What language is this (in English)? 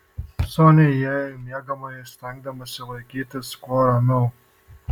Lithuanian